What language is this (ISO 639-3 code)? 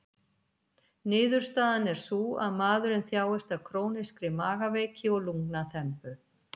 isl